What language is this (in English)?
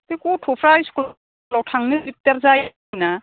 Bodo